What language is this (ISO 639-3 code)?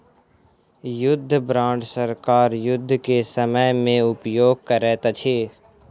mai